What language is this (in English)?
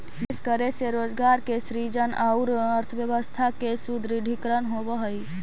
Magahi